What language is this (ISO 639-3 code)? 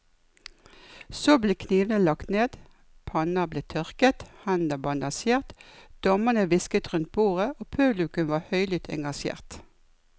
nor